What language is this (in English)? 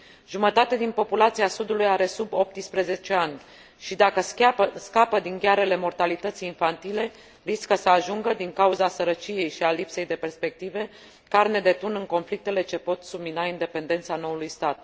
Romanian